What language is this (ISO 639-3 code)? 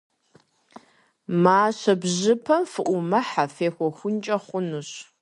kbd